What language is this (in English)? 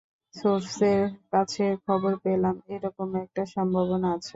Bangla